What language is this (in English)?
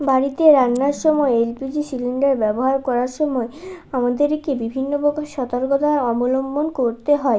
Bangla